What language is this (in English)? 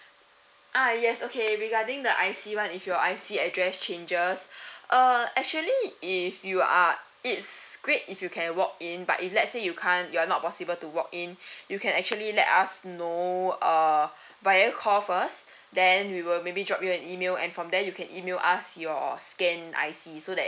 English